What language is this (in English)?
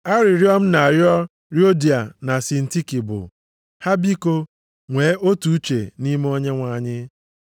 Igbo